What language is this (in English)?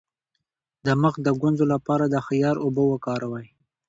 Pashto